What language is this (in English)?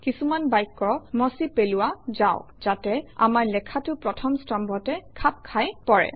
Assamese